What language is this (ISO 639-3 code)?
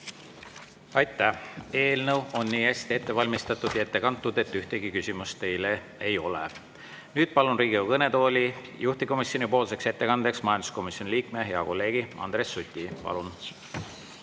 est